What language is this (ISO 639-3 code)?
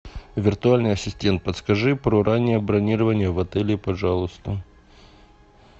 rus